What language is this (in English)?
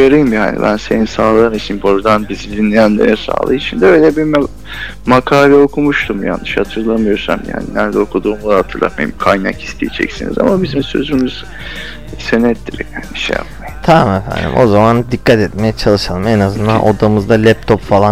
Turkish